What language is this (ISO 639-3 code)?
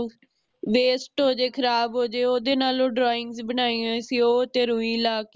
pan